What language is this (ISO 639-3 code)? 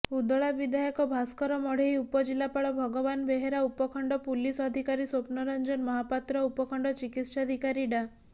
ori